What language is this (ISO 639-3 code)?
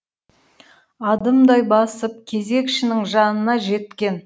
kaz